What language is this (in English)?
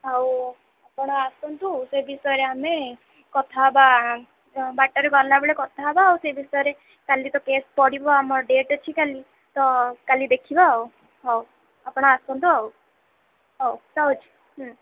Odia